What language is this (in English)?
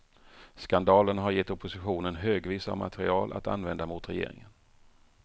Swedish